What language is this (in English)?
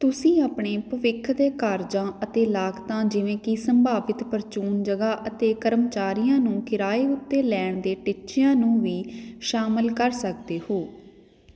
Punjabi